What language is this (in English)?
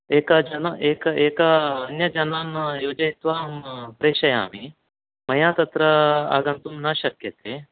Sanskrit